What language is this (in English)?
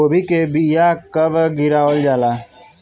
Bhojpuri